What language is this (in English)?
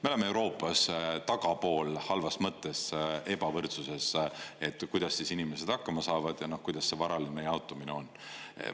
Estonian